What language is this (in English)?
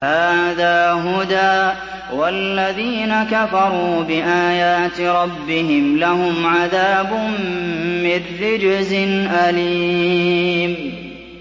Arabic